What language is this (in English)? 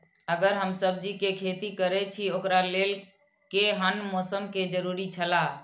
Maithili